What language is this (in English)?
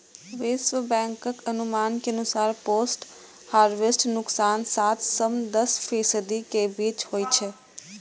Maithili